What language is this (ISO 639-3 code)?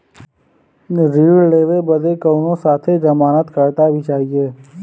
bho